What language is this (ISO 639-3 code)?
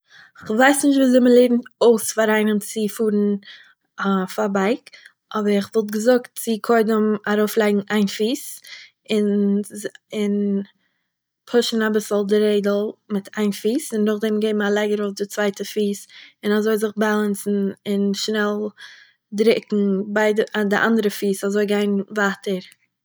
yid